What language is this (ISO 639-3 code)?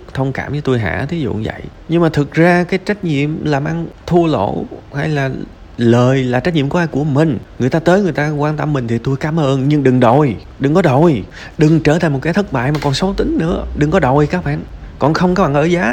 vie